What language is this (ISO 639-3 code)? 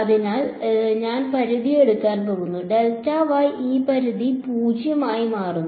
mal